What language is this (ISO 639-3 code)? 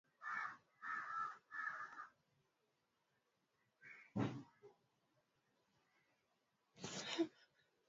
swa